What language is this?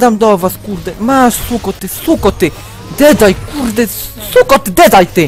Polish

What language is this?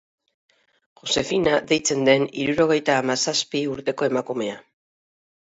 Basque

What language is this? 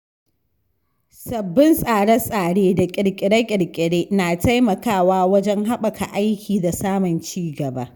Hausa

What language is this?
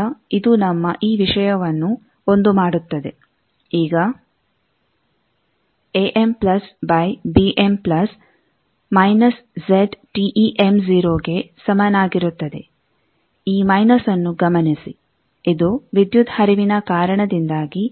Kannada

